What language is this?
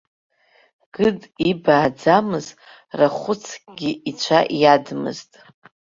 Abkhazian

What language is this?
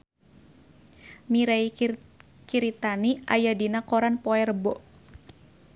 Sundanese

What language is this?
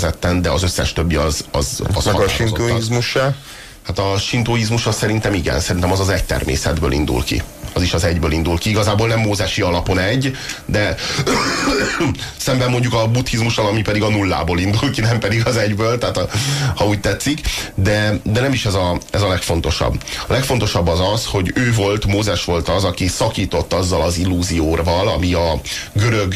Hungarian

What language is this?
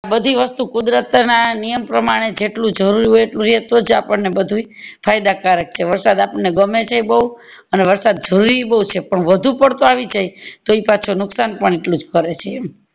Gujarati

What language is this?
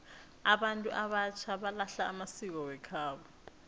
South Ndebele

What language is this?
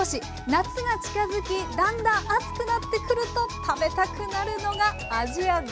Japanese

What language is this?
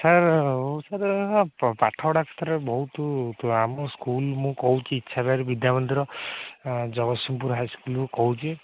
Odia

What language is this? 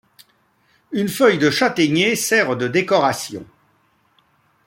French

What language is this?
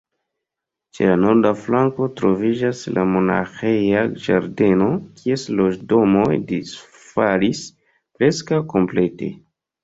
Esperanto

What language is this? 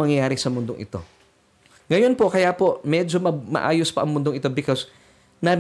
Filipino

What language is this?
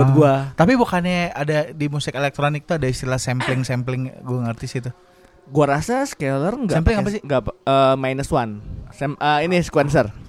Indonesian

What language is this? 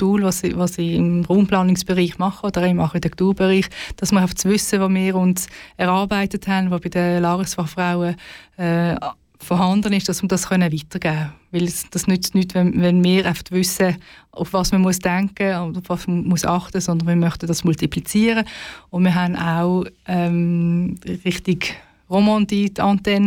German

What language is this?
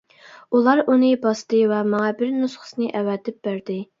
Uyghur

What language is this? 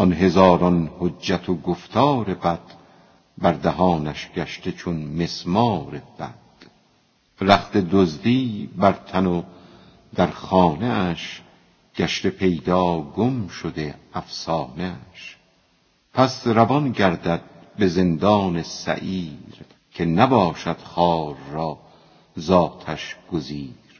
Persian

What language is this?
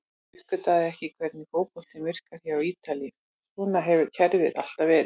Icelandic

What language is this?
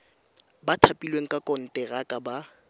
Tswana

